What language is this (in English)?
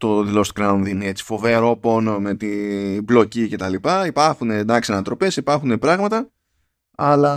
Greek